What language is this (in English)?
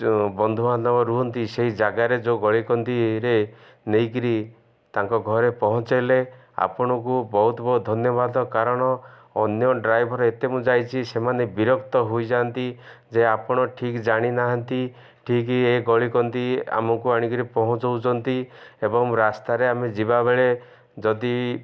Odia